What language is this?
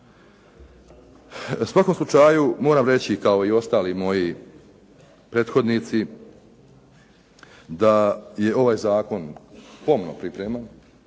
Croatian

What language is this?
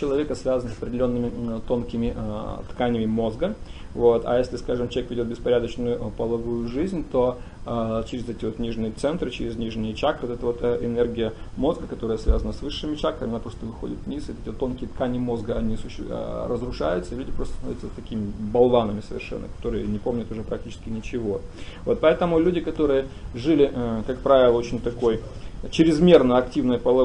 Russian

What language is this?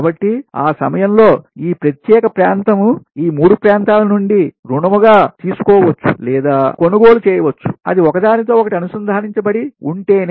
Telugu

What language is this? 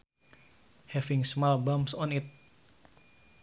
Sundanese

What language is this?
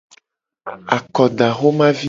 Gen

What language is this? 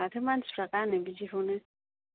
Bodo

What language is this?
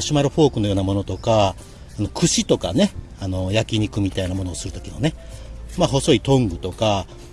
Japanese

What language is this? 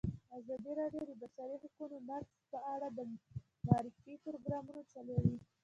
Pashto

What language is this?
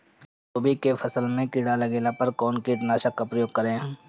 Bhojpuri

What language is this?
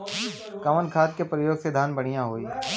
Bhojpuri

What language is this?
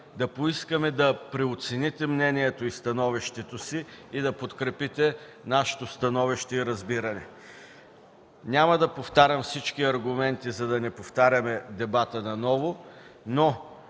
Bulgarian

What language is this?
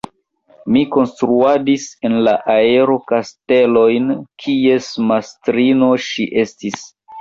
Esperanto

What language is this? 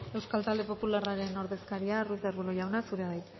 Basque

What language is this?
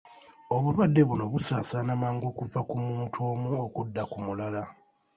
Ganda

